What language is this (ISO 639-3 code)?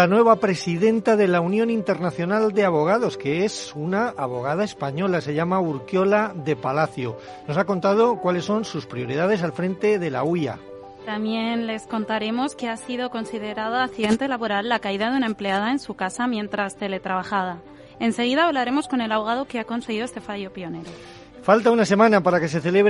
spa